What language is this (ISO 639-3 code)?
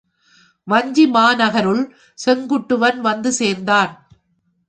tam